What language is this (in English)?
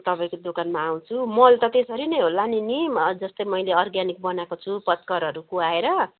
Nepali